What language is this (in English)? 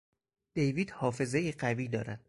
Persian